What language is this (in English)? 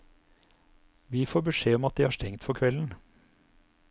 Norwegian